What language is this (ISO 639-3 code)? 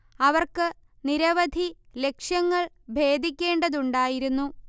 mal